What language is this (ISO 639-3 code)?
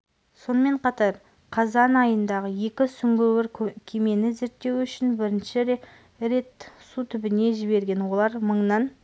kaz